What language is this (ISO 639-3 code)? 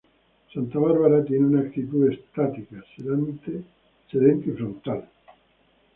spa